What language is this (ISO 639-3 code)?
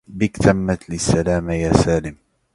ara